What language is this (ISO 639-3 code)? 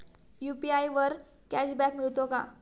mar